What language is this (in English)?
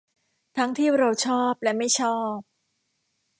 Thai